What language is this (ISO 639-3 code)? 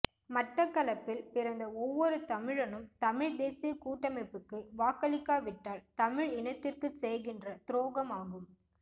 tam